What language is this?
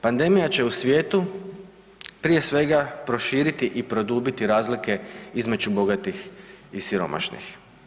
Croatian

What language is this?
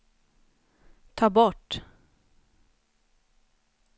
Swedish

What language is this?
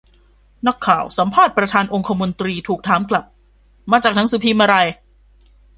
Thai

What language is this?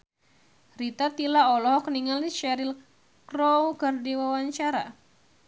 Sundanese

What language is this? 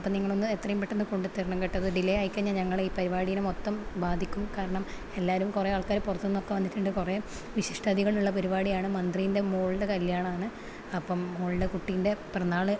Malayalam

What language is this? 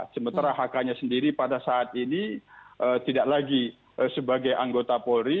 Indonesian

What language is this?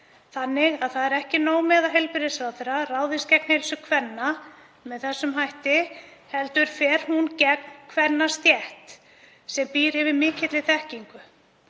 Icelandic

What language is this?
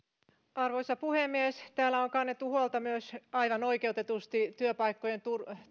Finnish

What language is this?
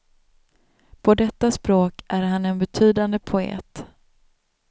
Swedish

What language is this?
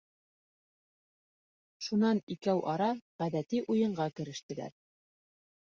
Bashkir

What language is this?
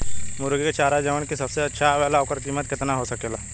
Bhojpuri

